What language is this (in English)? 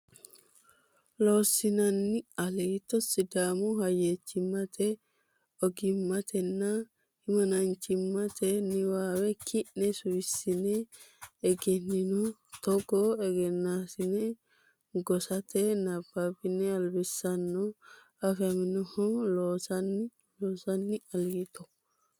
Sidamo